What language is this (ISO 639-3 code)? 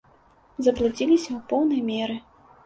bel